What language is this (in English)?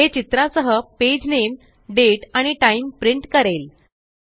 Marathi